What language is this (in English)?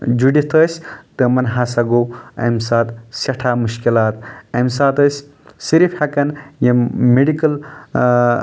Kashmiri